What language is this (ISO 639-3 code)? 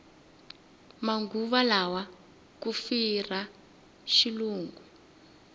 tso